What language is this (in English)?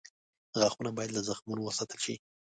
Pashto